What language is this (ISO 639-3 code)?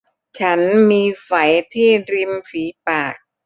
tha